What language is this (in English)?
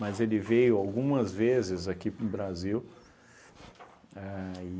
Portuguese